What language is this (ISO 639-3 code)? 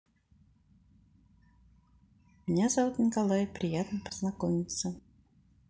rus